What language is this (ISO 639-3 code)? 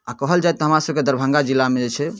mai